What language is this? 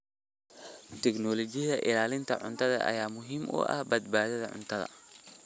Somali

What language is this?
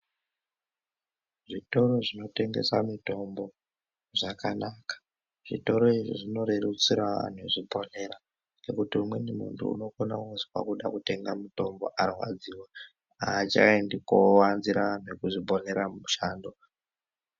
Ndau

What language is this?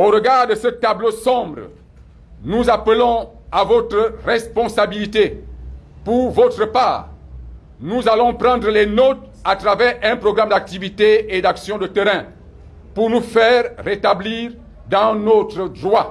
French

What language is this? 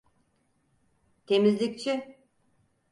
Turkish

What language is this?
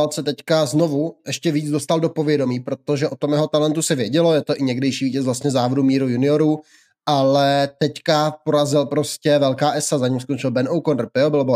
Czech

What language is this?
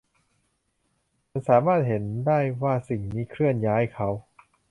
Thai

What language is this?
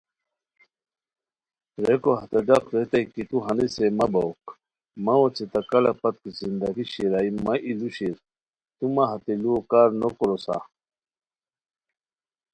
Khowar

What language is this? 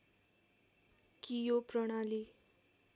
Nepali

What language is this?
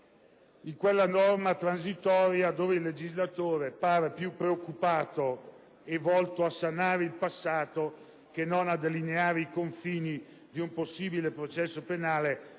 Italian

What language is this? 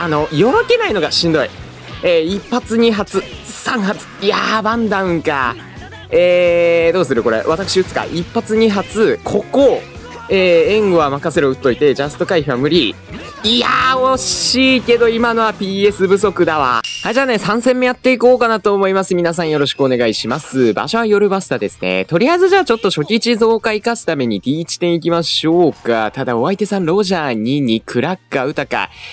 Japanese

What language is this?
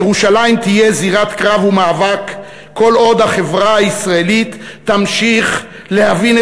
Hebrew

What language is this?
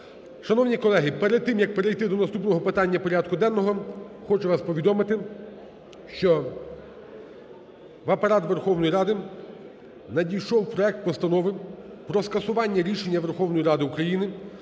Ukrainian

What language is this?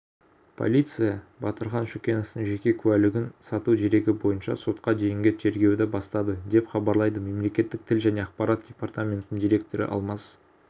Kazakh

